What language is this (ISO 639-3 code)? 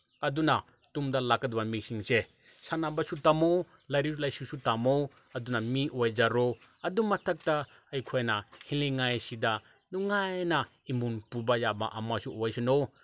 mni